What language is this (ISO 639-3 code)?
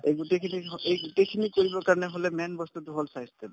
asm